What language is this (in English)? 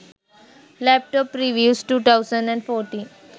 Sinhala